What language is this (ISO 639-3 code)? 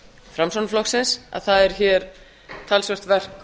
isl